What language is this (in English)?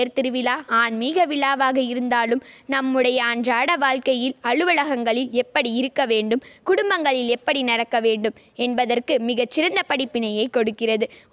Tamil